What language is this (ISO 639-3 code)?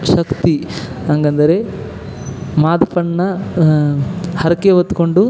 kan